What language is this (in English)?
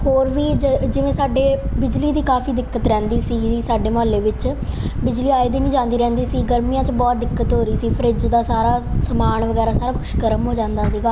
Punjabi